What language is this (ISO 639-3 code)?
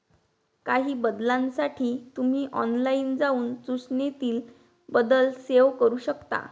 mar